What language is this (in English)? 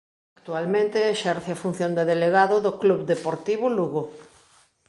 Galician